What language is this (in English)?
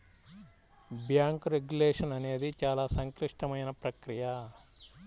Telugu